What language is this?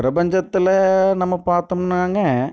Tamil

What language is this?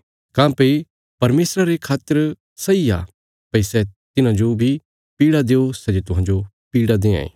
Bilaspuri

